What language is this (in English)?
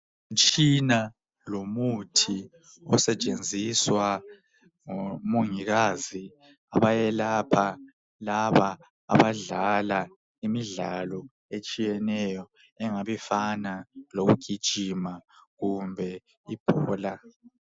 North Ndebele